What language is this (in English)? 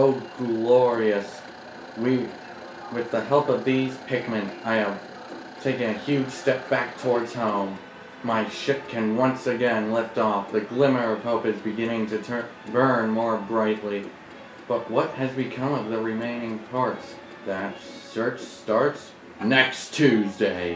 English